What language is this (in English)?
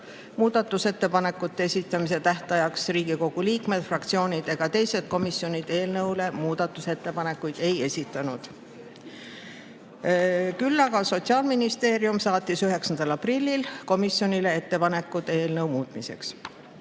Estonian